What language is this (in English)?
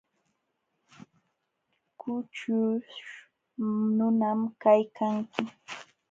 Jauja Wanca Quechua